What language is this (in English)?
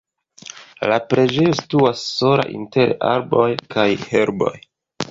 Esperanto